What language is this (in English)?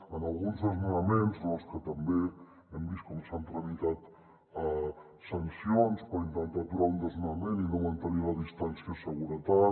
Catalan